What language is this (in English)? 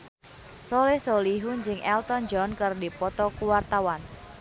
Sundanese